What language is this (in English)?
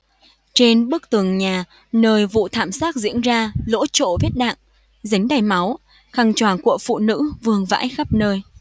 Vietnamese